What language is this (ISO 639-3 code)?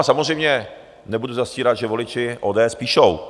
ces